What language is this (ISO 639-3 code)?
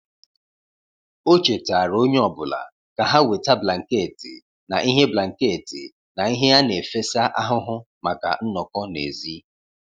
ibo